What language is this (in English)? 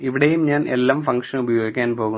Malayalam